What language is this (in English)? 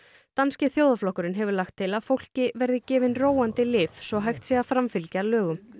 Icelandic